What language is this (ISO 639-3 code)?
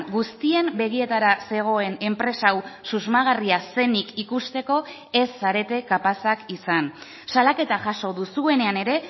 eus